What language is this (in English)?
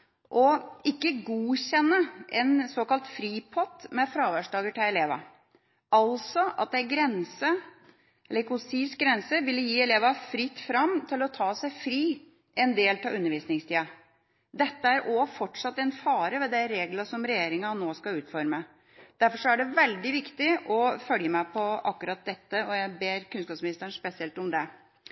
Norwegian Bokmål